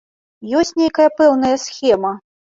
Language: Belarusian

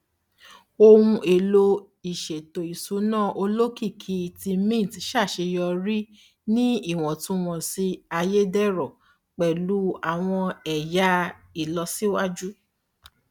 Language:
Yoruba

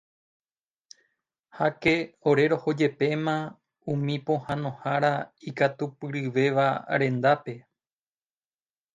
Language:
Guarani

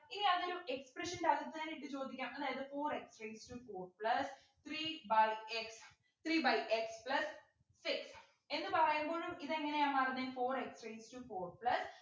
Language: Malayalam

